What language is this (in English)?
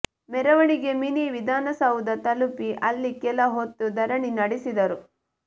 Kannada